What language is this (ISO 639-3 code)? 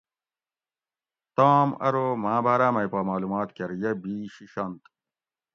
gwc